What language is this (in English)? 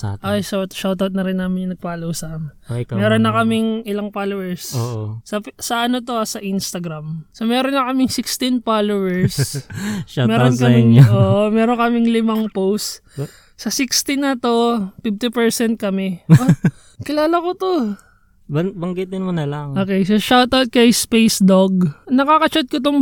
Filipino